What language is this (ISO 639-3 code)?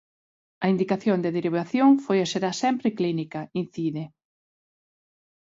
glg